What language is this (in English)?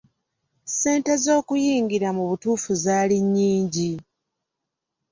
Ganda